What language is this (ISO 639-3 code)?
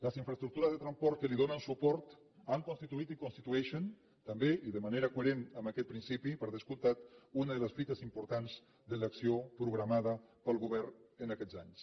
cat